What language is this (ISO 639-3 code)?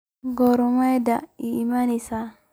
som